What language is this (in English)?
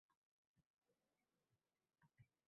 Uzbek